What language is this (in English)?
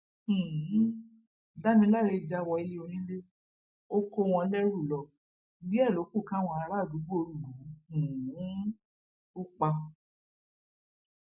Yoruba